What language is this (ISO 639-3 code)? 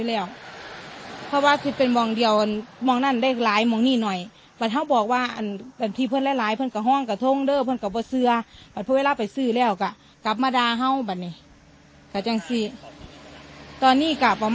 tha